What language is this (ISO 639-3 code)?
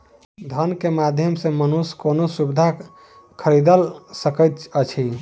mai